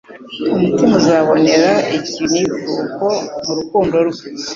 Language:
Kinyarwanda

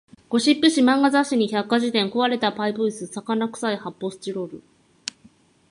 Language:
Japanese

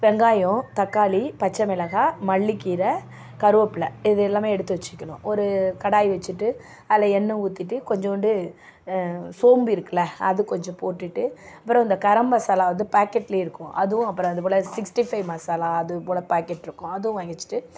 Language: Tamil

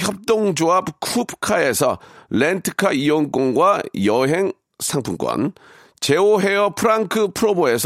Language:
Korean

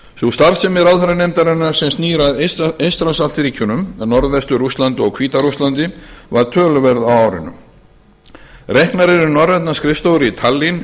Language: Icelandic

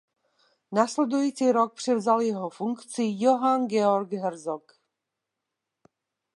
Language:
Czech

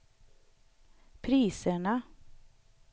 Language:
Swedish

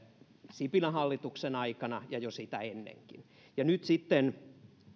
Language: Finnish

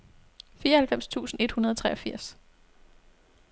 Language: Danish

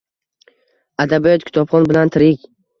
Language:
Uzbek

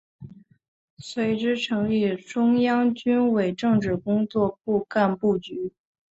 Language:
Chinese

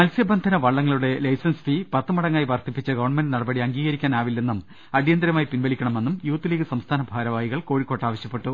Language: Malayalam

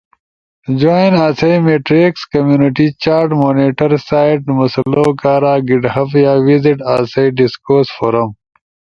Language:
Ushojo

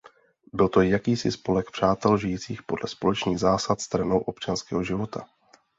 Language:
Czech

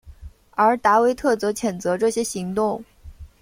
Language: Chinese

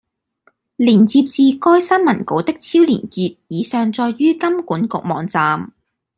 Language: Cantonese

